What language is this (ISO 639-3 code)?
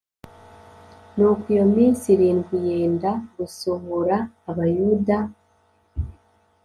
kin